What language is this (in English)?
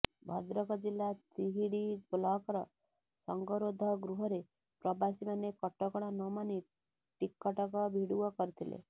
Odia